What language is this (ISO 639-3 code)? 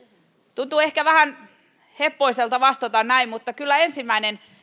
fin